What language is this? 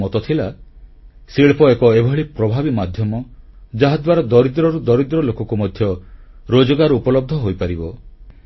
Odia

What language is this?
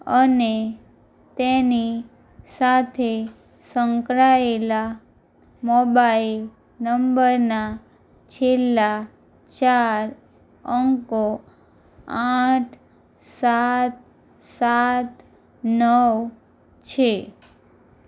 Gujarati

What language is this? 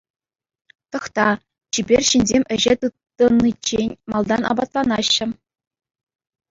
Chuvash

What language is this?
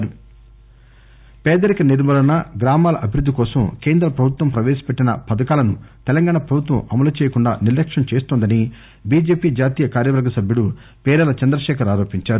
Telugu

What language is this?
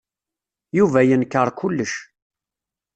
Kabyle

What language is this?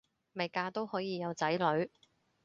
Cantonese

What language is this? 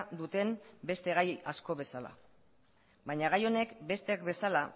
Basque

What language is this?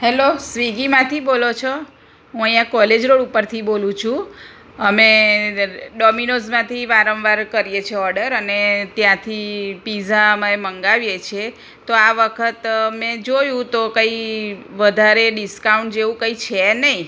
Gujarati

